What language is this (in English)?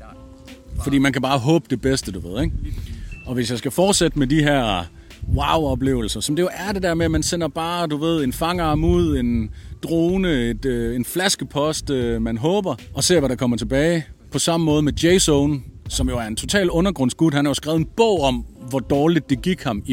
Danish